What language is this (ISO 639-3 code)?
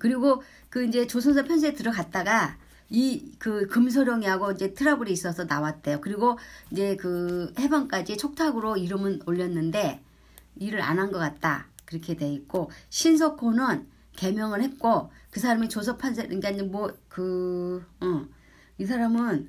kor